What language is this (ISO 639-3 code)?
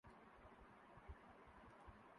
urd